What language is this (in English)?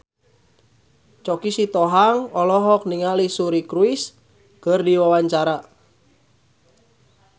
Sundanese